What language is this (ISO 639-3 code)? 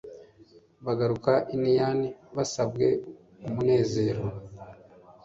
kin